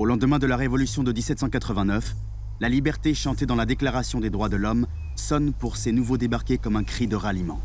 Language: French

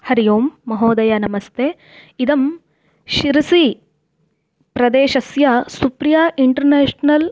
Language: Sanskrit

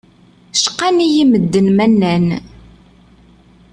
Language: Kabyle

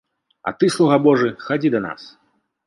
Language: Belarusian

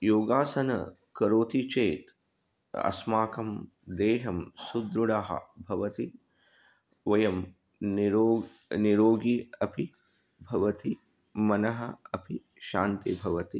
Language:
Sanskrit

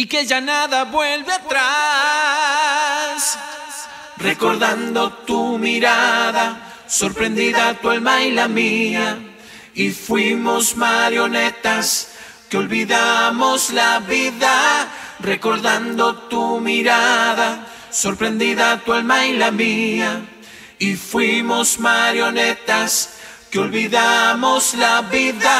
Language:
Spanish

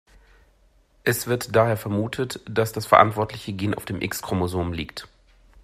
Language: German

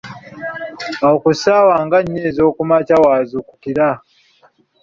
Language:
Ganda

